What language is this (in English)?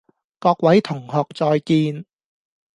Cantonese